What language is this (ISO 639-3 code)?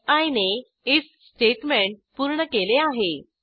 mar